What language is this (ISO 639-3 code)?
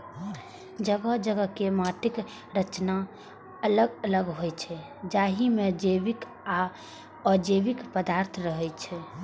mai